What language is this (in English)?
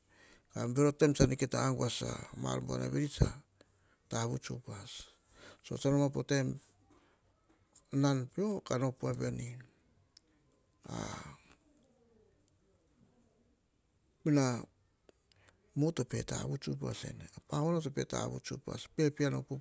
Hahon